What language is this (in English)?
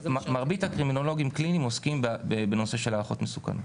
Hebrew